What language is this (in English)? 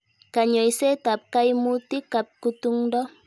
Kalenjin